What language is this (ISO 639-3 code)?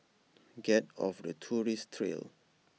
eng